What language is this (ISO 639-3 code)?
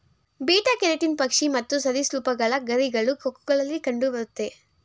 kan